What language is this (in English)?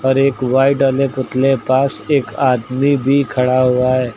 Hindi